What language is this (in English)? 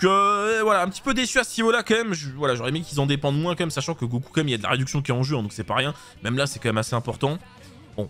French